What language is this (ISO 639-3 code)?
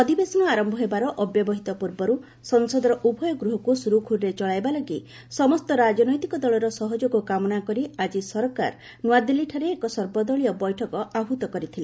ori